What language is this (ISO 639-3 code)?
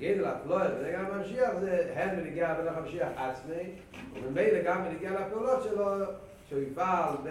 heb